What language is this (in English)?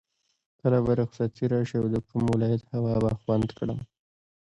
Pashto